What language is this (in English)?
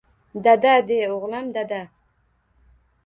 Uzbek